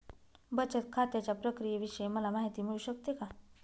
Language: Marathi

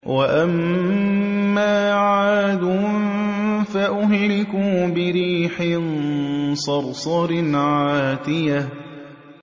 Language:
Arabic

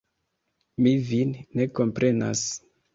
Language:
Esperanto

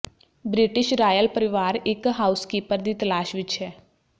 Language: Punjabi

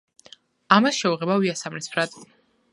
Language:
Georgian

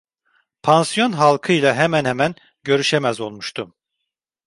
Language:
Turkish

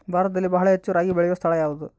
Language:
Kannada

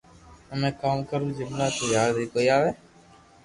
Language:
Loarki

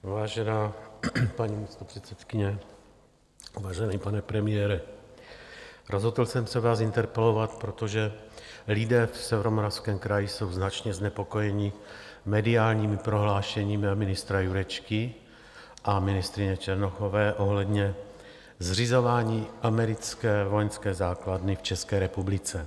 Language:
Czech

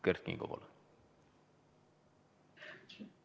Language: Estonian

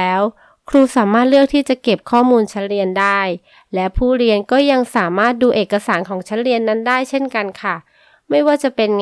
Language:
Thai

